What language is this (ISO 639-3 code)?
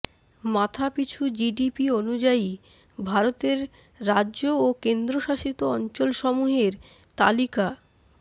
ben